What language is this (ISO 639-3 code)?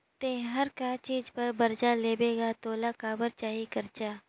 hne